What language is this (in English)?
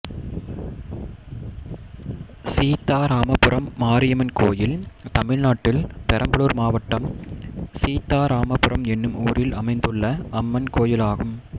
Tamil